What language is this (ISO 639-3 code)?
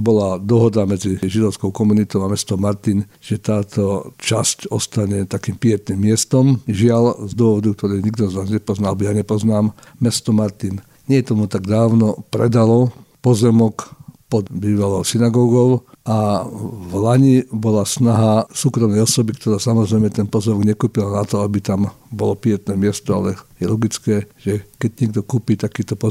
slk